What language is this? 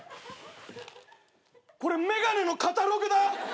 Japanese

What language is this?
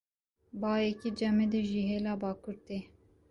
Kurdish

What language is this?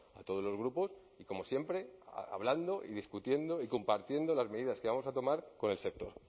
Spanish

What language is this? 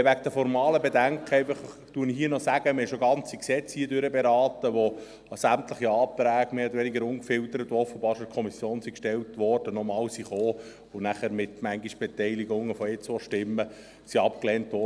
Swiss German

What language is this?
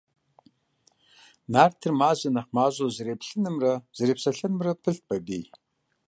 Kabardian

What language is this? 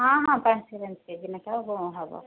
Odia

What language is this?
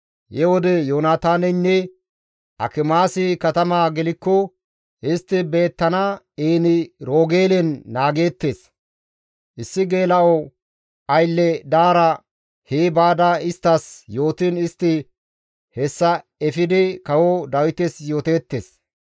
Gamo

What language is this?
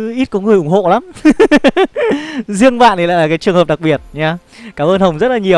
Vietnamese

